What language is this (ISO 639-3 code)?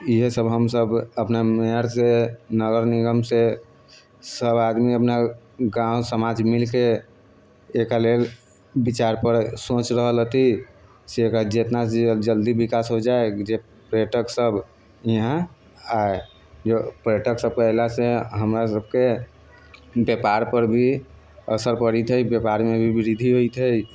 mai